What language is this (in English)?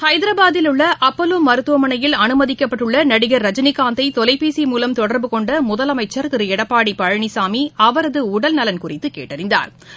Tamil